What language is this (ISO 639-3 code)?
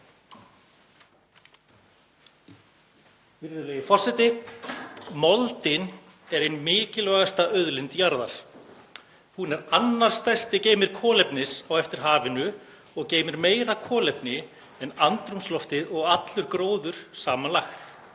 isl